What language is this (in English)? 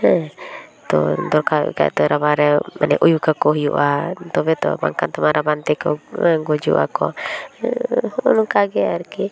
Santali